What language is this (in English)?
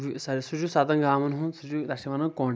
Kashmiri